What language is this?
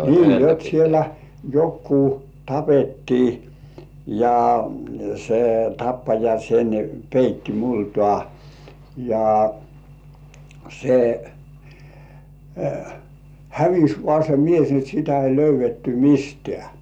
Finnish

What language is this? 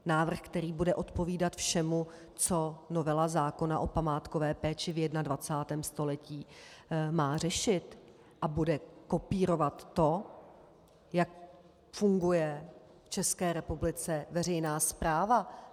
Czech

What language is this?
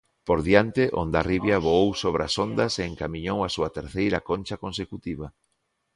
Galician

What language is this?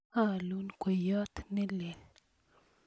Kalenjin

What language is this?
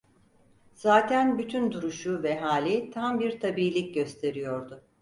Turkish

